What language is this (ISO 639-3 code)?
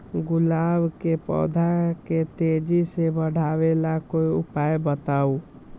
mag